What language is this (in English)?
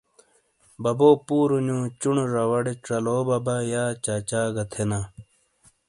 Shina